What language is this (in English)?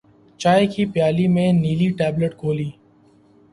Urdu